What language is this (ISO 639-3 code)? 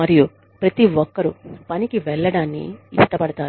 tel